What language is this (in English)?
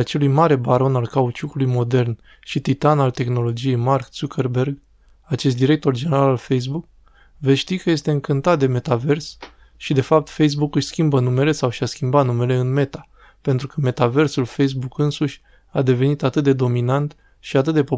Romanian